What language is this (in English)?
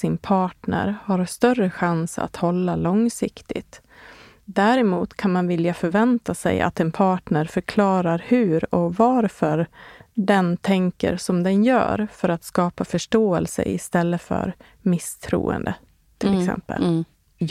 Swedish